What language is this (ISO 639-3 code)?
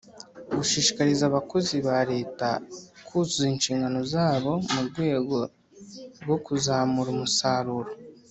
kin